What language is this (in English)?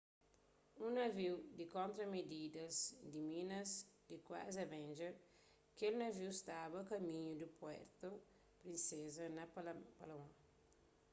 Kabuverdianu